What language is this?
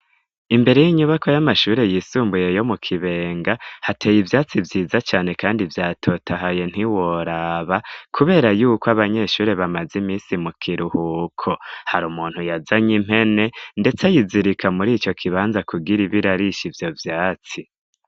Rundi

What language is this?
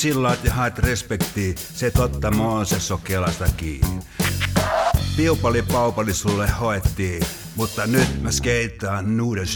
Finnish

